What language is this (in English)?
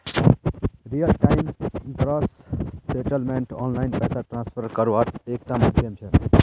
Magahi